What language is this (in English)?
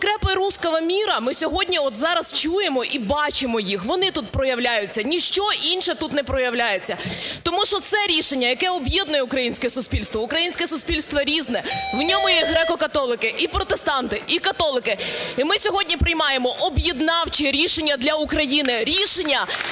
Ukrainian